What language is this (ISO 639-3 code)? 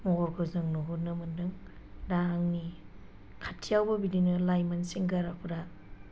brx